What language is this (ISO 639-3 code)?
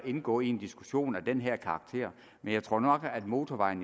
dan